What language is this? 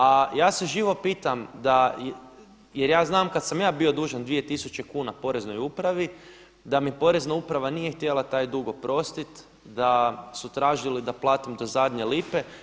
Croatian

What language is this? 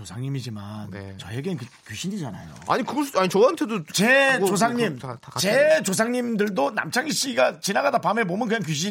Korean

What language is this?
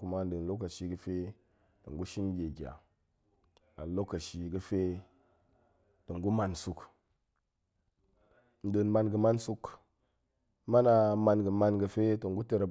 Goemai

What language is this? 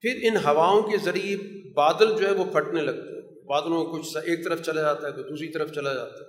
Urdu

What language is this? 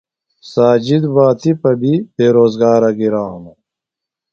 Phalura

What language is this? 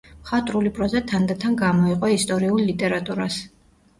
Georgian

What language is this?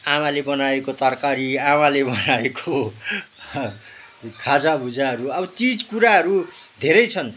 Nepali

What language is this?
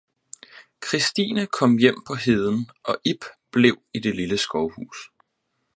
Danish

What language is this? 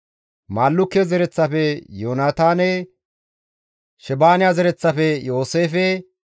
Gamo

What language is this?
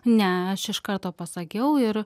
Lithuanian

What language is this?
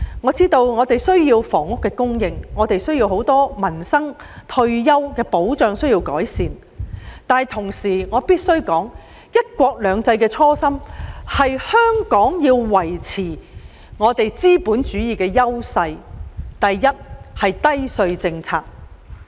Cantonese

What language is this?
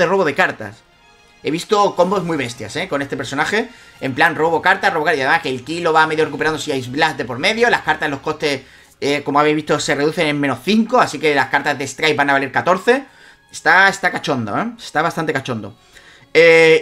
Spanish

